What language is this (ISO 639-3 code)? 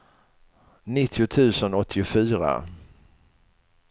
swe